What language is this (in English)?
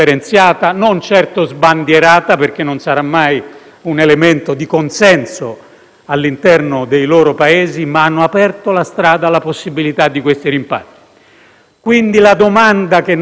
Italian